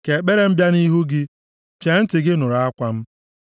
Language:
Igbo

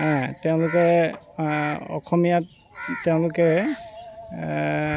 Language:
Assamese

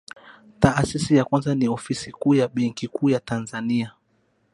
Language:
Swahili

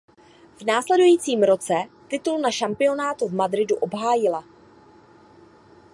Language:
Czech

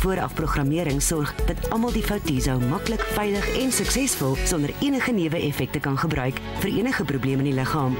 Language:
Dutch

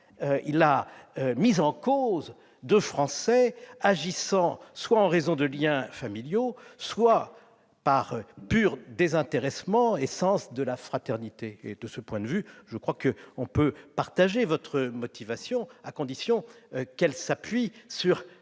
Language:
French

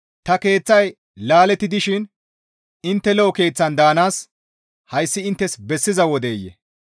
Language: Gamo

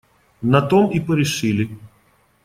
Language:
Russian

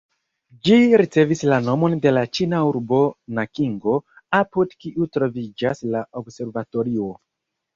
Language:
Esperanto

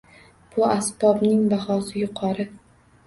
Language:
Uzbek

